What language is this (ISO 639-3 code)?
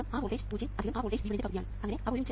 mal